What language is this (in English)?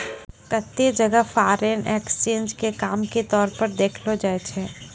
Maithili